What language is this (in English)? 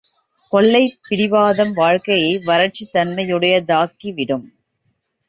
Tamil